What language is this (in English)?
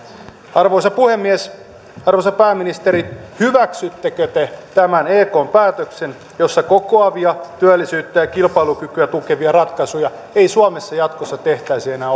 Finnish